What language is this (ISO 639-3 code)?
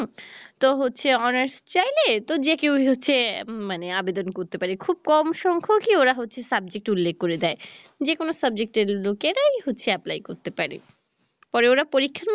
ben